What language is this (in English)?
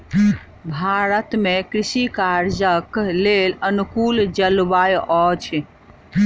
Maithili